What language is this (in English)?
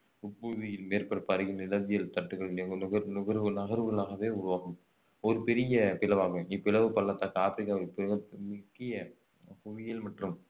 Tamil